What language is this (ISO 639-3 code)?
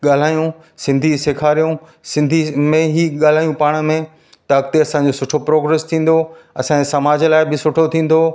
snd